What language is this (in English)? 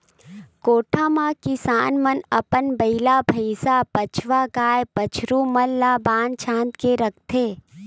Chhattisgarhi